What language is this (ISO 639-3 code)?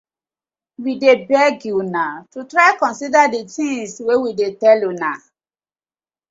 pcm